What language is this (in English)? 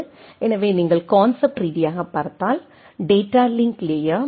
Tamil